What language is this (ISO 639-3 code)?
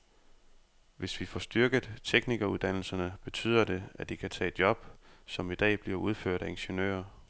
dan